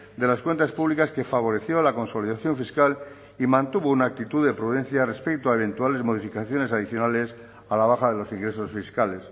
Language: Spanish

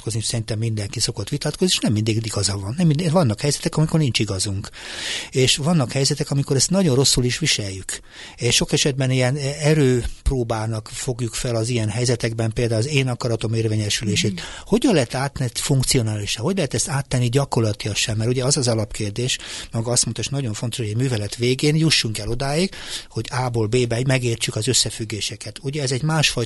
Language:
Hungarian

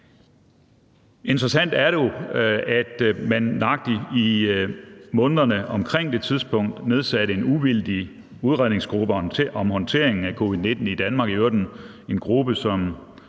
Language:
Danish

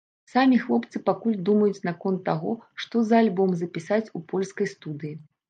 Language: Belarusian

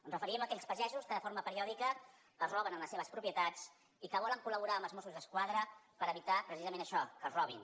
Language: Catalan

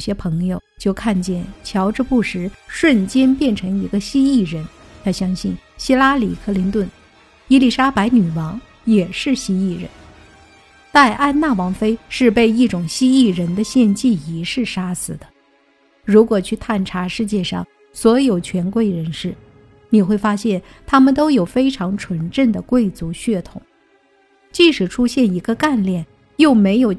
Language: Chinese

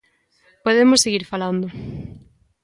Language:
Galician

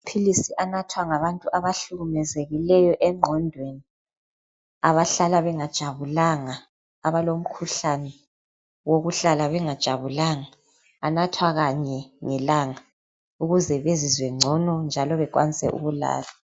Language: North Ndebele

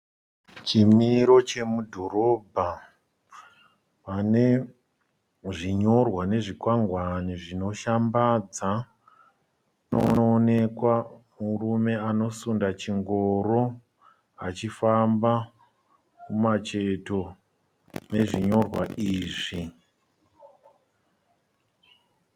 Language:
Shona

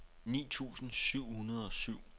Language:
Danish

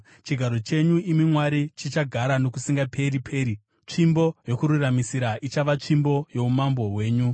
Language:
Shona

